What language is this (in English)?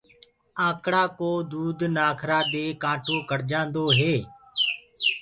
Gurgula